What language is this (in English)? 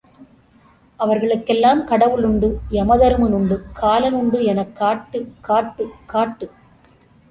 Tamil